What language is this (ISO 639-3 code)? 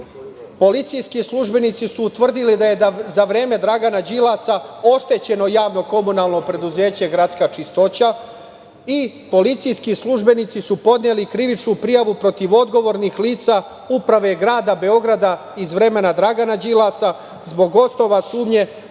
srp